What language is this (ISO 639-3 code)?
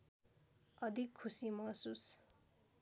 nep